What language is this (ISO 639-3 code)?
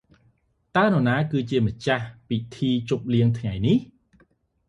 khm